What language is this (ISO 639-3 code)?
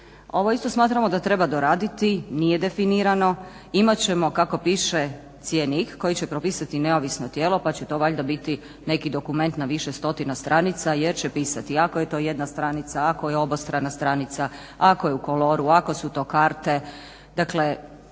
hrv